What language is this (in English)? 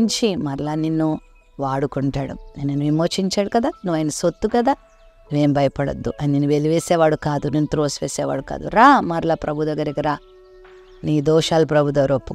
Telugu